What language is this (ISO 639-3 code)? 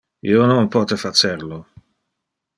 ina